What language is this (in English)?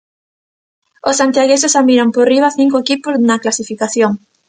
Galician